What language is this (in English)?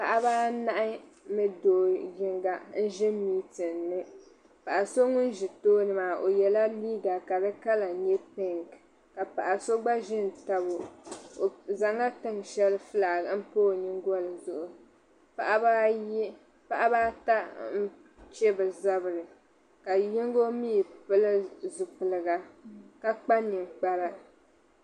Dagbani